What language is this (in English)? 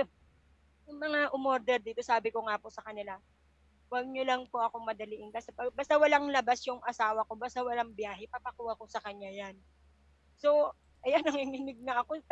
Filipino